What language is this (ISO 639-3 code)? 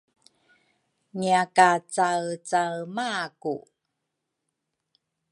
dru